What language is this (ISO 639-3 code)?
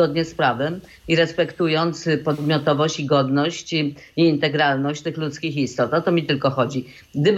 pol